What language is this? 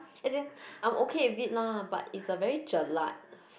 English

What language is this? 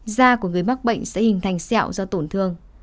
Vietnamese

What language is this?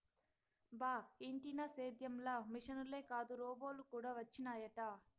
Telugu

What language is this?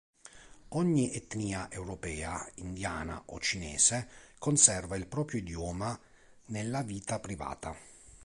Italian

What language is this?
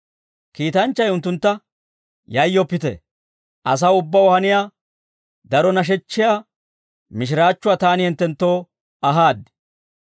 Dawro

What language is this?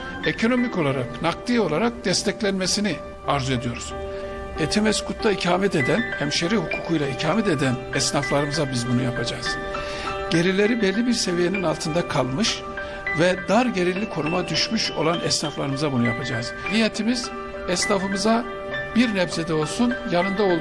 Turkish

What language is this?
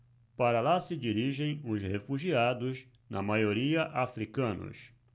Portuguese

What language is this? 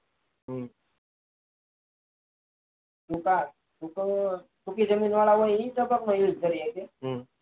Gujarati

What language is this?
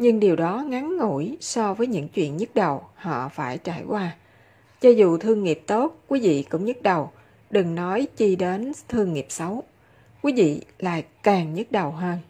Vietnamese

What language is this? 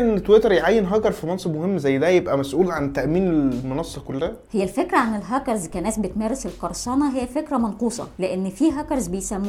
Arabic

